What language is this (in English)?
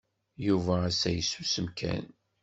Kabyle